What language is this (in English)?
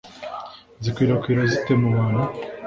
Kinyarwanda